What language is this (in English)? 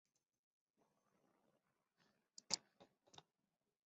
Chinese